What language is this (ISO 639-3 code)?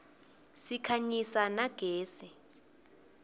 ssw